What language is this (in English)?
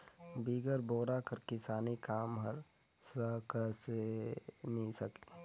Chhattisgarhi